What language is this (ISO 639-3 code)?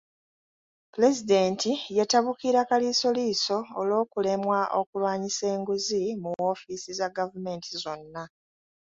lug